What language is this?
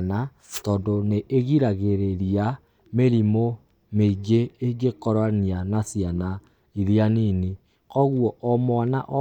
Kikuyu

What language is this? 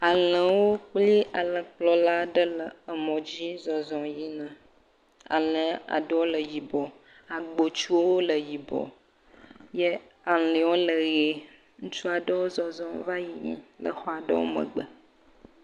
Ewe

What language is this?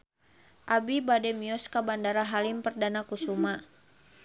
Sundanese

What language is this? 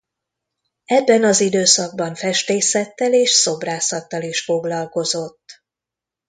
Hungarian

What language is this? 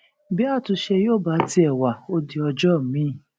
Yoruba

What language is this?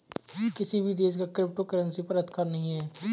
Hindi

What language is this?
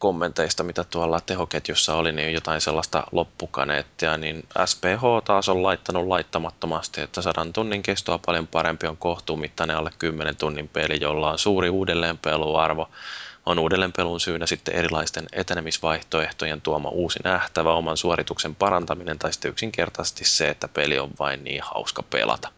Finnish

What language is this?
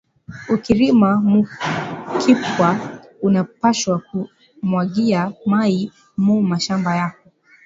Swahili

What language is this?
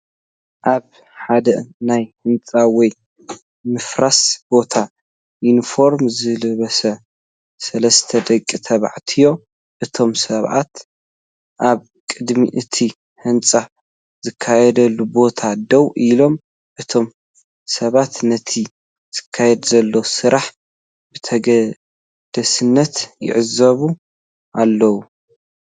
Tigrinya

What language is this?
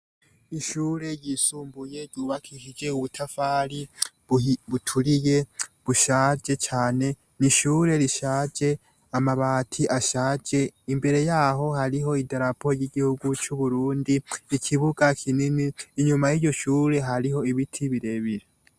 Rundi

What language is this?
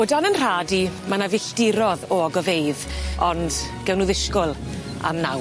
Welsh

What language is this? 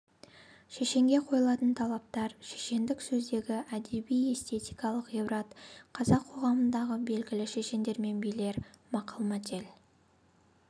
Kazakh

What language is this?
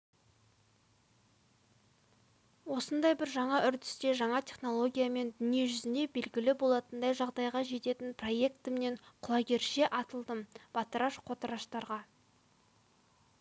Kazakh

